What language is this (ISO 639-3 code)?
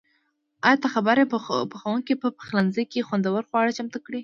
pus